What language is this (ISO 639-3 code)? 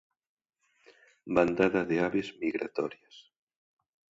glg